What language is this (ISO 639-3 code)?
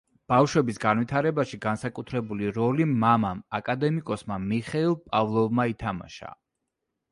kat